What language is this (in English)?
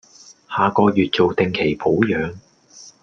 Cantonese